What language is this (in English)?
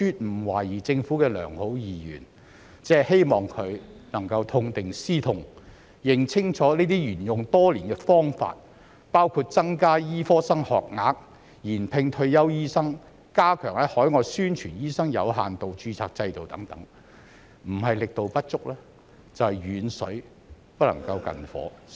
Cantonese